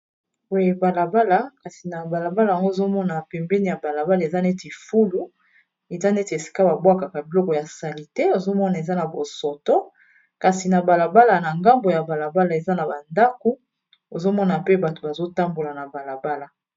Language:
Lingala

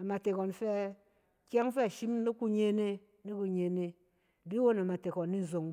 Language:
Cen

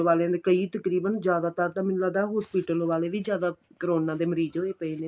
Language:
Punjabi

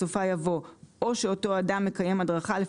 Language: Hebrew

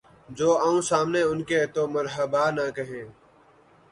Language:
Urdu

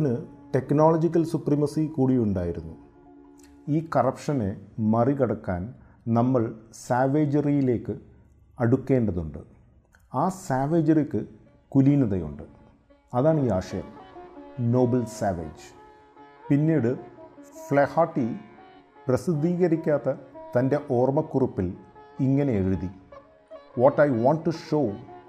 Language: Malayalam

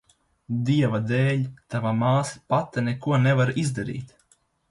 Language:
Latvian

